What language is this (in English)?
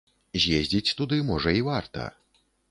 Belarusian